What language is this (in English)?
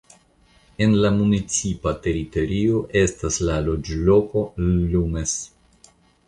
Esperanto